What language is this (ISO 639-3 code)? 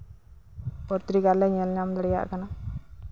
sat